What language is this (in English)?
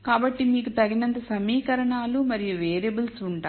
Telugu